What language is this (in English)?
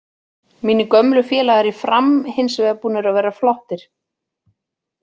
Icelandic